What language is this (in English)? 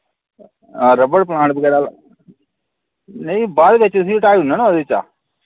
Dogri